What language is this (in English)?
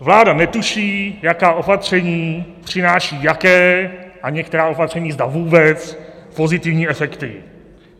Czech